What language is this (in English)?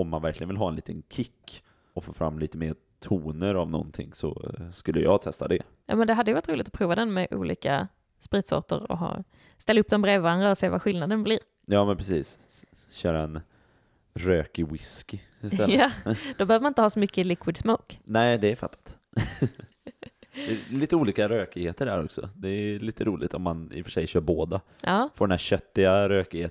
Swedish